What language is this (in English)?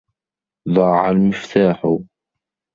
Arabic